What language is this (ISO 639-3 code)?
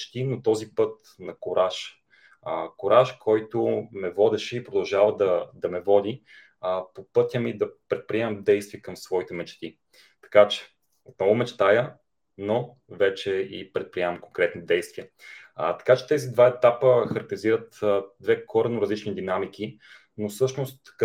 bul